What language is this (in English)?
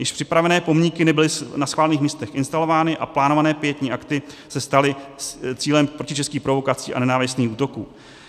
Czech